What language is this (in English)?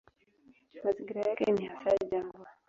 Swahili